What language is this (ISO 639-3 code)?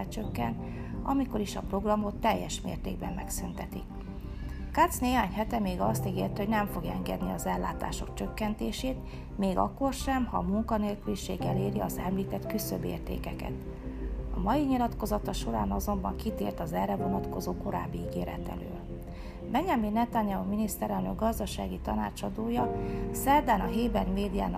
hun